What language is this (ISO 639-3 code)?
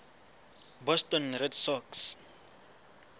sot